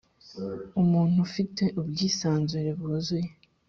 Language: Kinyarwanda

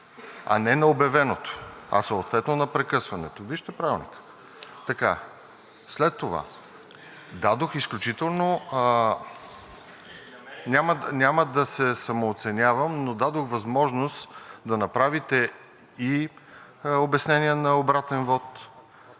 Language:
Bulgarian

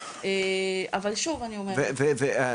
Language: Hebrew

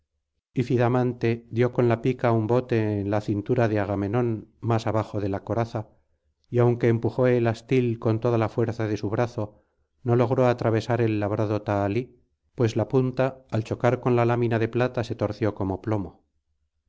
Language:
Spanish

